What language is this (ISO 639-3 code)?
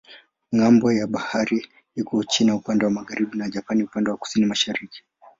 swa